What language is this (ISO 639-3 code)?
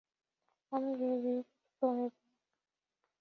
ben